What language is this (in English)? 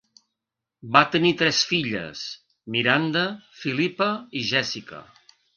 Catalan